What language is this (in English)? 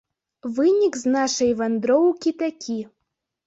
Belarusian